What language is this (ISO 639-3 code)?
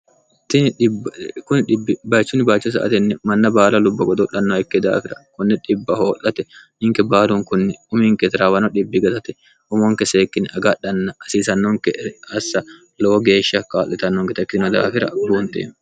sid